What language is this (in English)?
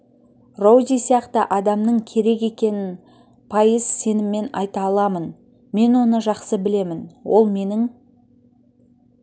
Kazakh